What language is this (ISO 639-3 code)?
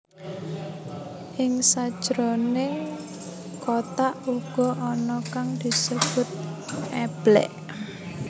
jav